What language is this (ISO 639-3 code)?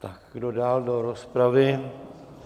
ces